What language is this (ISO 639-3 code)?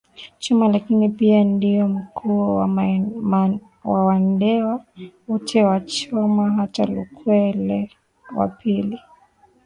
swa